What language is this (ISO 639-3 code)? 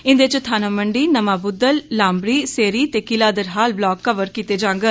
doi